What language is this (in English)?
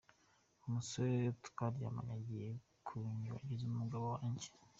Kinyarwanda